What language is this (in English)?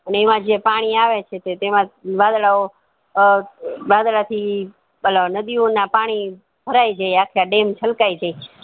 Gujarati